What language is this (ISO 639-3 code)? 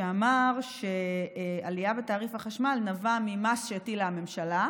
heb